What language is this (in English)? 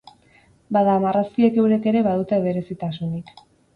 Basque